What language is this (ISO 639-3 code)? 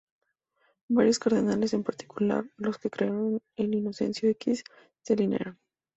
spa